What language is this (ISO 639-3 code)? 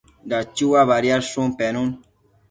mcf